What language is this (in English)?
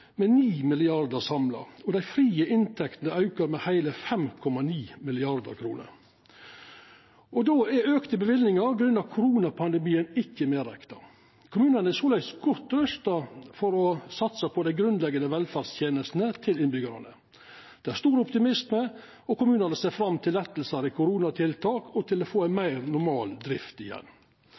Norwegian Nynorsk